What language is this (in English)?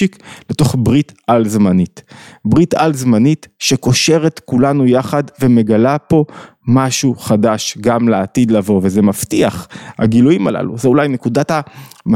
Hebrew